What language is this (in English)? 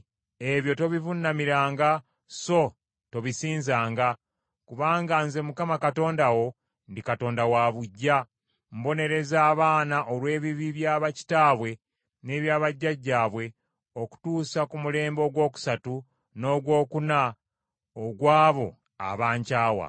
Ganda